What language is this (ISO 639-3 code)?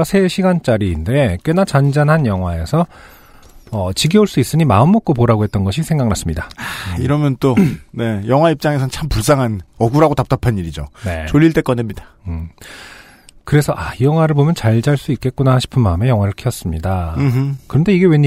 kor